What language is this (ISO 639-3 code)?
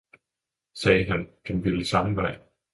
dan